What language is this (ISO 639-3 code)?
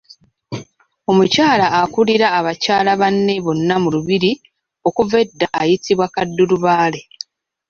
lug